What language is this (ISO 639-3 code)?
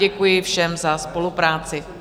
ces